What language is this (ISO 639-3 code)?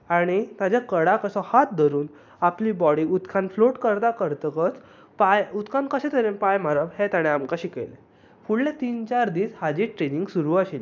kok